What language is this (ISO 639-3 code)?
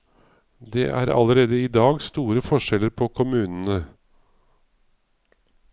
nor